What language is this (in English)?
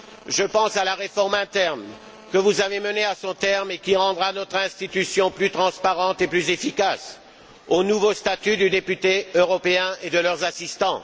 French